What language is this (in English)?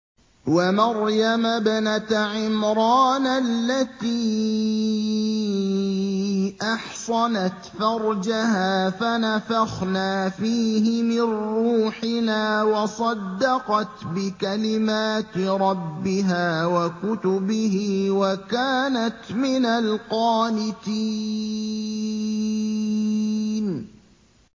Arabic